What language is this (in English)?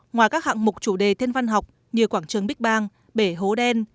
Vietnamese